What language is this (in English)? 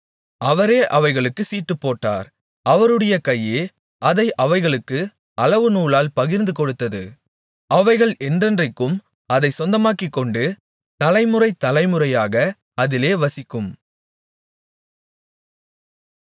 Tamil